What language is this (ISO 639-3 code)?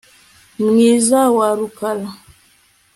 kin